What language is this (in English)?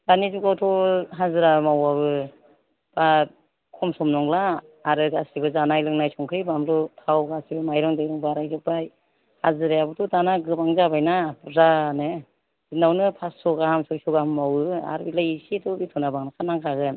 Bodo